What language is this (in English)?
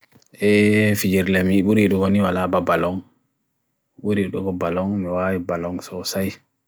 Bagirmi Fulfulde